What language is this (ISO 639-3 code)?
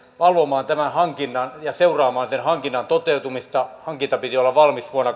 fin